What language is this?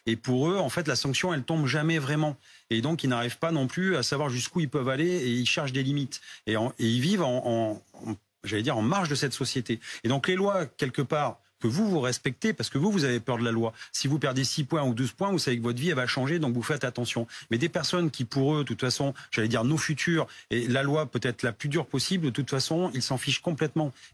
French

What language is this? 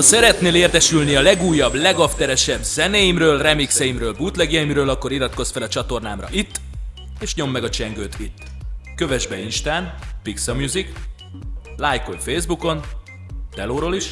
Hungarian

